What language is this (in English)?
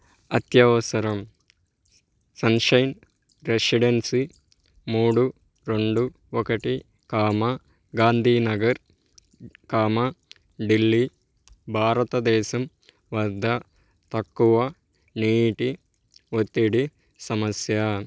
Telugu